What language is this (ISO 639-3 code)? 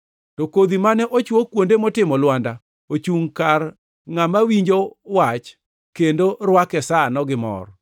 luo